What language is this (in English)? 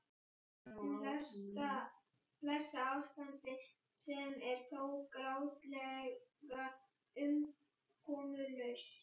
Icelandic